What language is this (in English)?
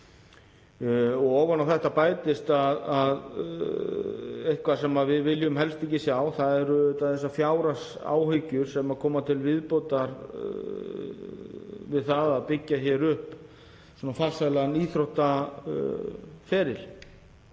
Icelandic